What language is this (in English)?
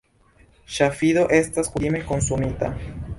Esperanto